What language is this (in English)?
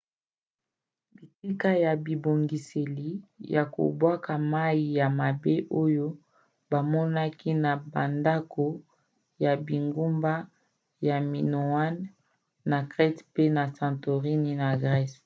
Lingala